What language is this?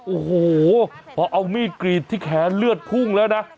Thai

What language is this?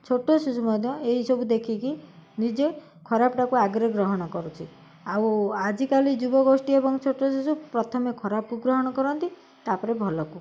Odia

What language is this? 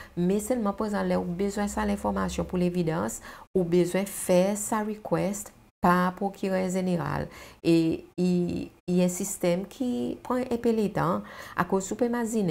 French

